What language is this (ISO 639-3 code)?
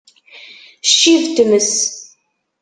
kab